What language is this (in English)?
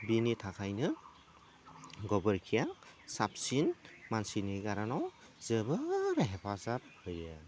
Bodo